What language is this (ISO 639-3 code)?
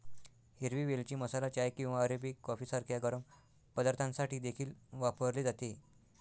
mar